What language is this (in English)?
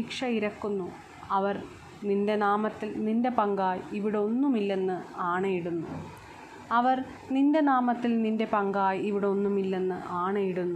Malayalam